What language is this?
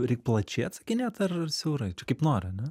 Lithuanian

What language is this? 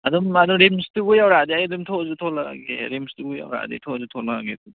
Manipuri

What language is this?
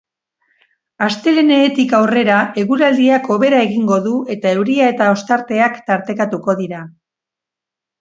Basque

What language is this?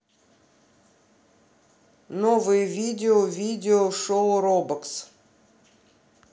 Russian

